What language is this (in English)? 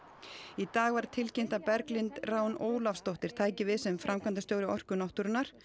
Icelandic